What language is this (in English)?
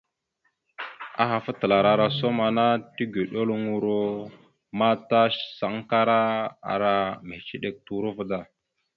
Mada (Cameroon)